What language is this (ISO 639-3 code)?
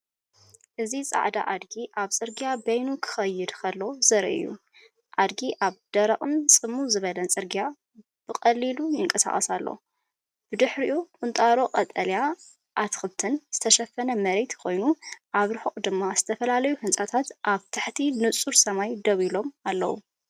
tir